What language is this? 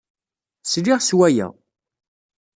Kabyle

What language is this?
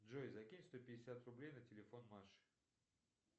Russian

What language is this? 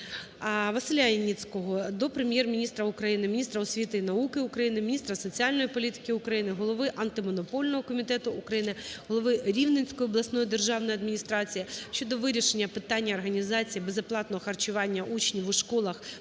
Ukrainian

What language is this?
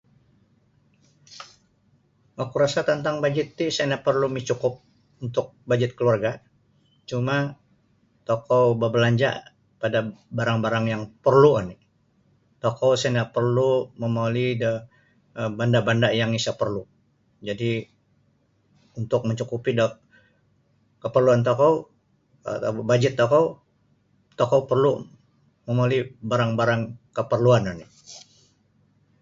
Sabah Bisaya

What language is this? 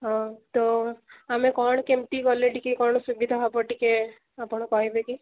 Odia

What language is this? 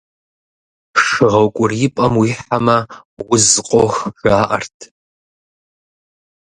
Kabardian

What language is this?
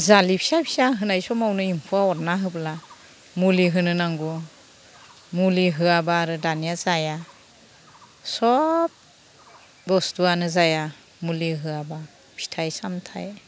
Bodo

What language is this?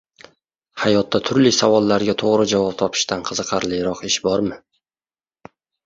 Uzbek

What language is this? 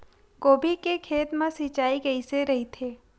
Chhattisgarhi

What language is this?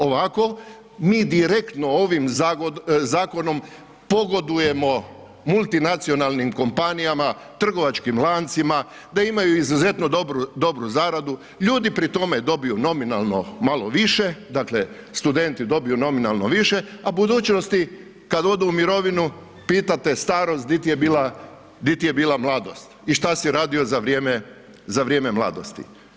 Croatian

